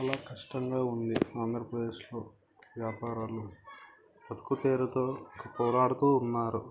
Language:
Telugu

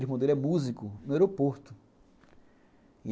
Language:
Portuguese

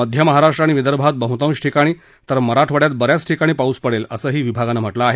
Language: Marathi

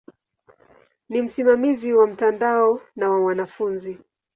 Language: Swahili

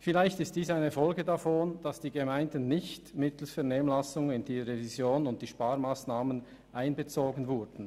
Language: Swiss German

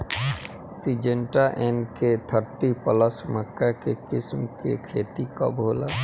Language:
Bhojpuri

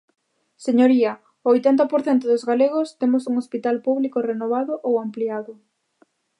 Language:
Galician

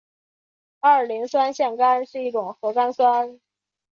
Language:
Chinese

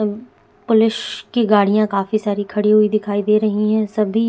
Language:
Hindi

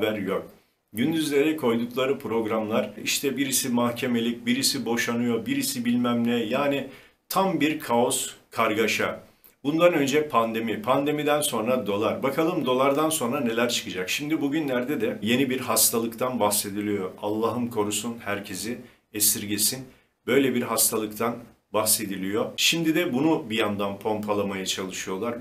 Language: Turkish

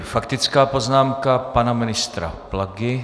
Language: Czech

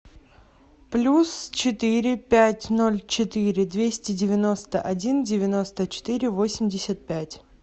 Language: Russian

